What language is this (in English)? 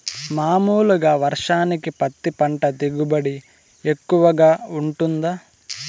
Telugu